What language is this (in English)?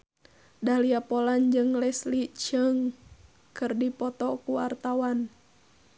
Sundanese